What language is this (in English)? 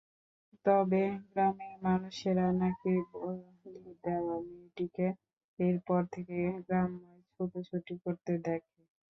Bangla